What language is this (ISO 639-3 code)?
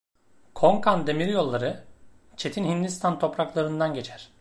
tur